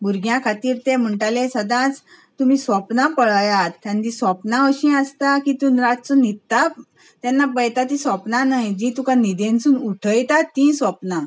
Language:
Konkani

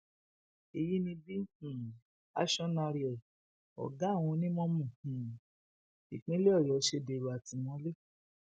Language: Yoruba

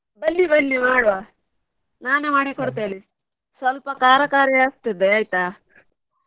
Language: Kannada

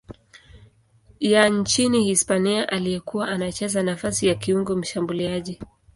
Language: Swahili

